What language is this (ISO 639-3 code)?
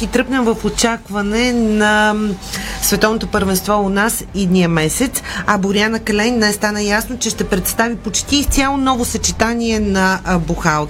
bul